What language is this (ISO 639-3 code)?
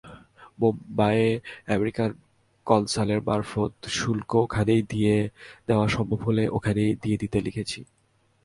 ben